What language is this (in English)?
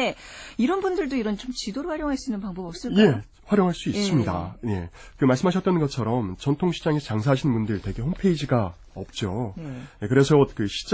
Korean